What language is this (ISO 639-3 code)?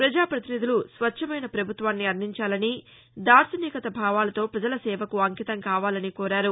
tel